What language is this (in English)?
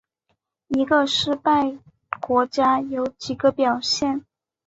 Chinese